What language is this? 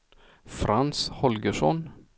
Swedish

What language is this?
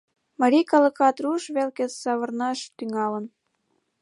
Mari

